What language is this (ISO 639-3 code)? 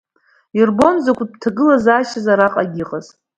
abk